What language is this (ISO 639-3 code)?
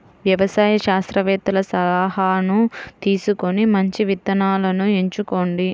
tel